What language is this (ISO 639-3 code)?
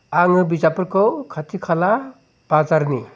brx